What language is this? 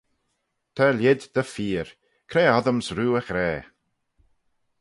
Manx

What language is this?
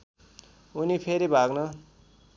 Nepali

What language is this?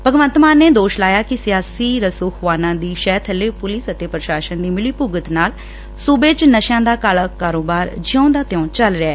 Punjabi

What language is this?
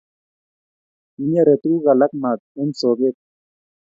Kalenjin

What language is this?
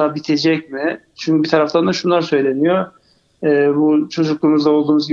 Turkish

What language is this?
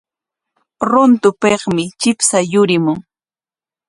Corongo Ancash Quechua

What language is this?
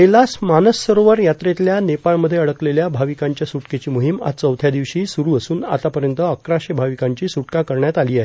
Marathi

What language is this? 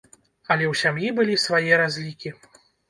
Belarusian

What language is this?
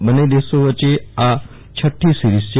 Gujarati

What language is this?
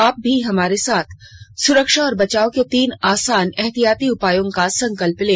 Hindi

